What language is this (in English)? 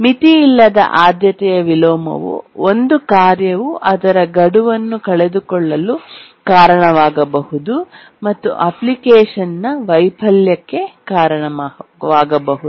Kannada